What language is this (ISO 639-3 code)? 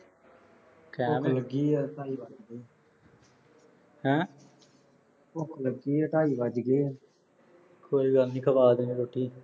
pan